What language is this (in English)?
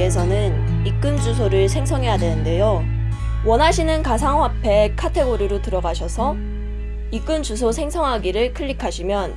Korean